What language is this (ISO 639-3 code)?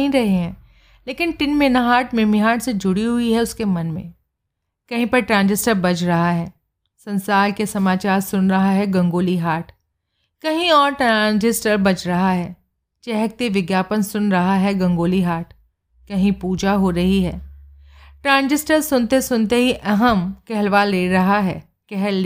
hin